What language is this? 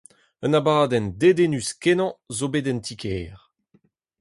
Breton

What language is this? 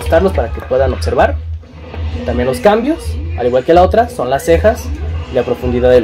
Spanish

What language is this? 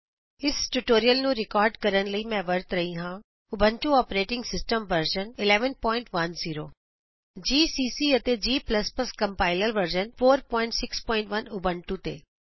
Punjabi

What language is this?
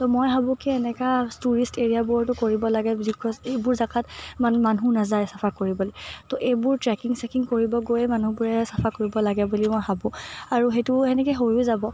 Assamese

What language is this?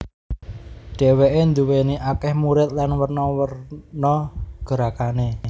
Javanese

